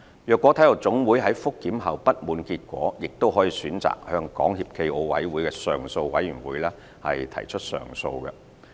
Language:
Cantonese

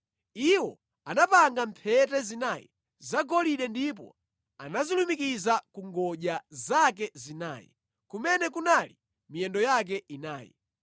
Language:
Nyanja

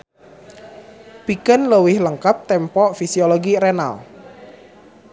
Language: Sundanese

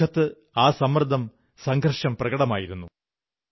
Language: Malayalam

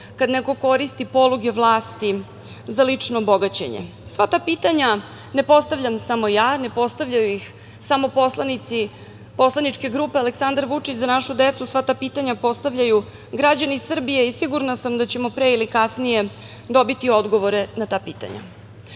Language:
Serbian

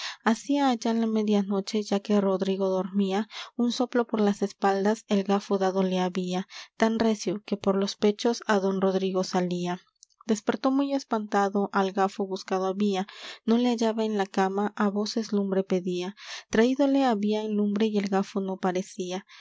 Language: Spanish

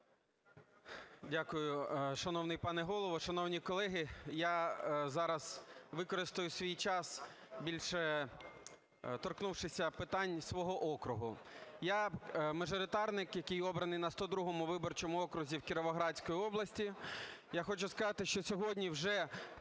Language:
Ukrainian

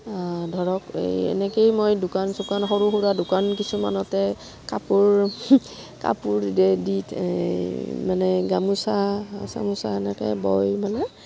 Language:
Assamese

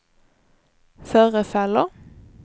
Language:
Swedish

